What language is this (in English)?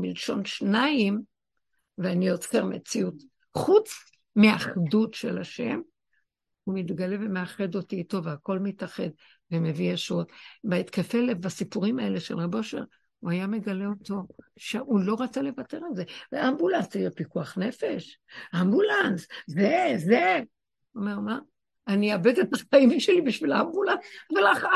Hebrew